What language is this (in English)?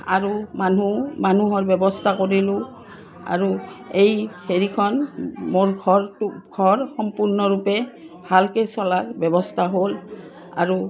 Assamese